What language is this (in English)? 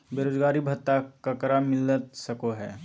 Magahi